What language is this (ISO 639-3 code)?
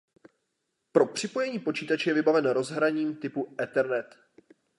ces